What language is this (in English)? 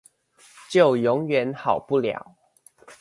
Chinese